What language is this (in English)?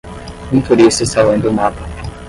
Portuguese